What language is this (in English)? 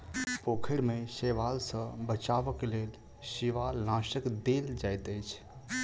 Maithili